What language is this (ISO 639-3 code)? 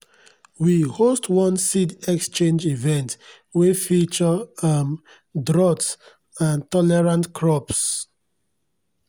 pcm